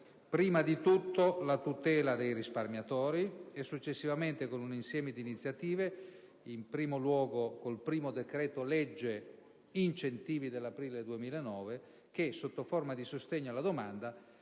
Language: Italian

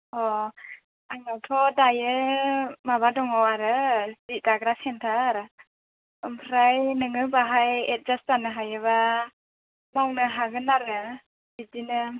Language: Bodo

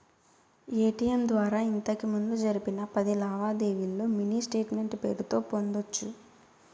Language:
Telugu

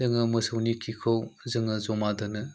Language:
Bodo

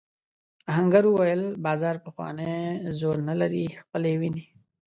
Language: Pashto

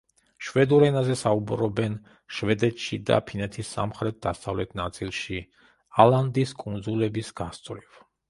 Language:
Georgian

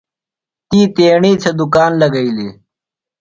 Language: Phalura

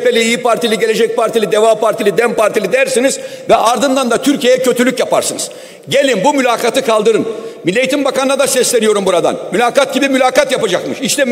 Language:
Turkish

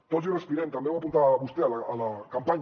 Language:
Catalan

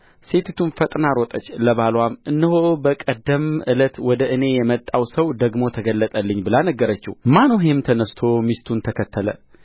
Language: Amharic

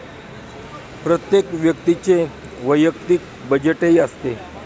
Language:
Marathi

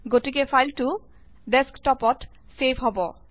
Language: Assamese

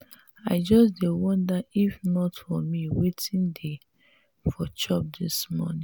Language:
Nigerian Pidgin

